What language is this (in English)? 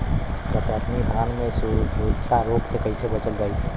Bhojpuri